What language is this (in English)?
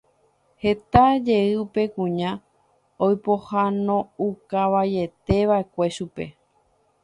Guarani